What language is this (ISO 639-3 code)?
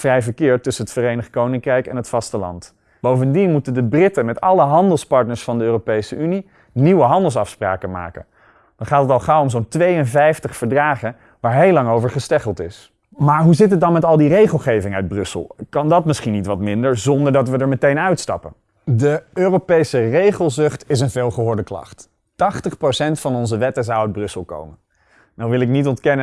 nld